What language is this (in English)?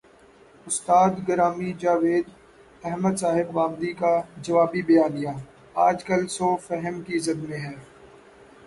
Urdu